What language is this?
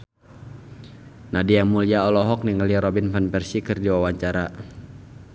Sundanese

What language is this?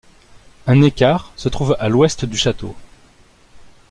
French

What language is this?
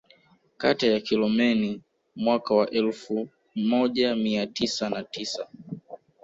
Swahili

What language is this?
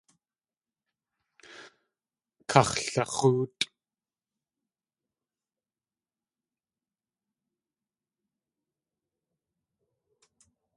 Tlingit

